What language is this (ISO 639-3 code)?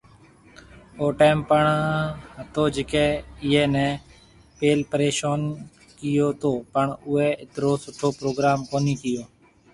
mve